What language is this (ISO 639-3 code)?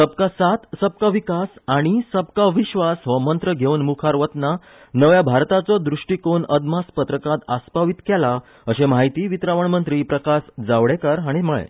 kok